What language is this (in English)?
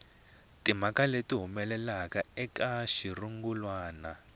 Tsonga